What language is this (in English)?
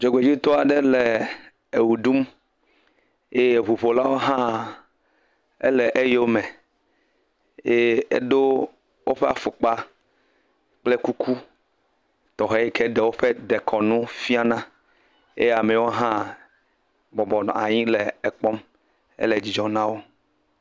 Ewe